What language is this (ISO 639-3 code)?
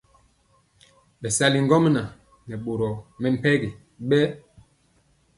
mcx